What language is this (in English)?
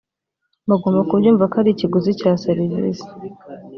Kinyarwanda